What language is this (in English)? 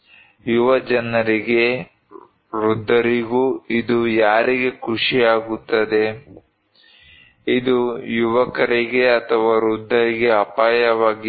Kannada